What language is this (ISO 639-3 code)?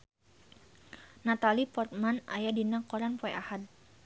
sun